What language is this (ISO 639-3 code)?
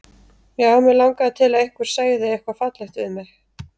isl